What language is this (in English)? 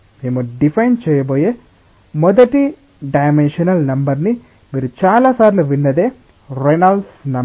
Telugu